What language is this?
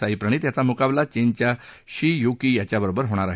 Marathi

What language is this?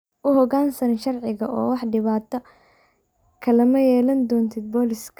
Somali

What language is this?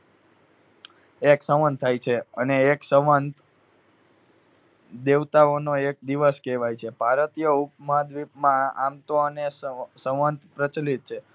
Gujarati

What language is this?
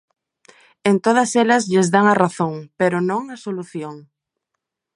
Galician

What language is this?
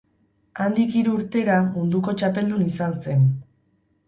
Basque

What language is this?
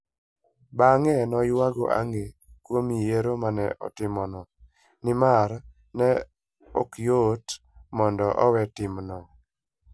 Luo (Kenya and Tanzania)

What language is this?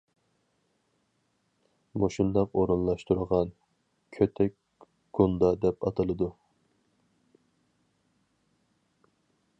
Uyghur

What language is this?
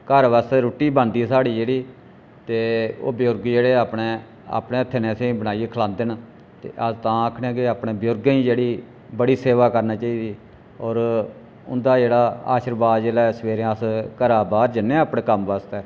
Dogri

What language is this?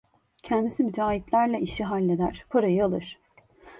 Turkish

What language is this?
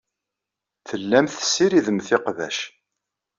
Kabyle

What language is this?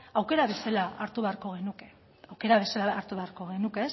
Basque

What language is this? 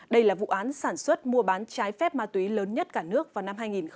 Vietnamese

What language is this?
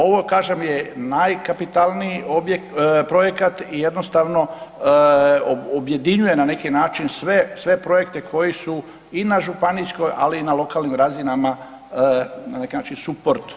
Croatian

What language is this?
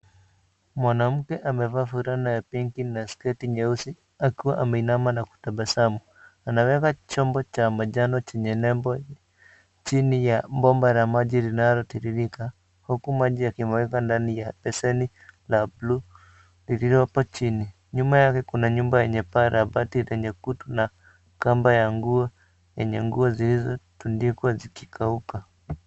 Swahili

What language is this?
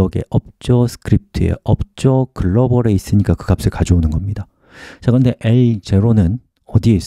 Korean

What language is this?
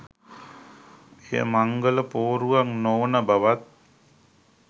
Sinhala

